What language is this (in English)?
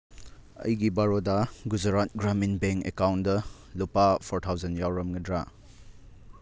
Manipuri